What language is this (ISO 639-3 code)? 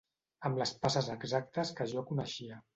cat